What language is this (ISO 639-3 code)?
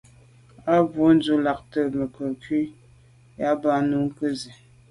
byv